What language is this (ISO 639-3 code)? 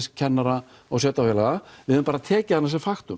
isl